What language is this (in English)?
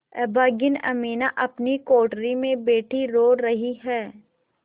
Hindi